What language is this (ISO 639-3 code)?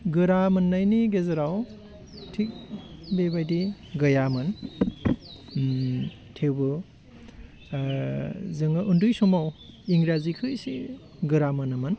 brx